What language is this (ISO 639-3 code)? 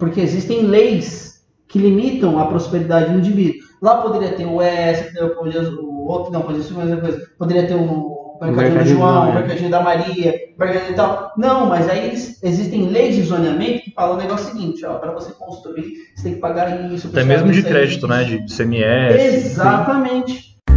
por